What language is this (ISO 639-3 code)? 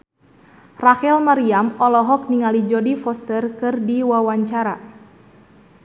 sun